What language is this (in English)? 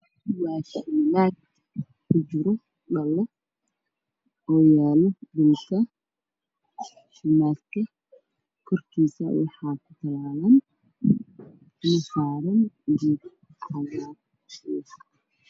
Somali